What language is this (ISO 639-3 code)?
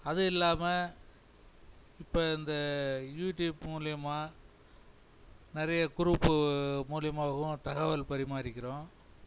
tam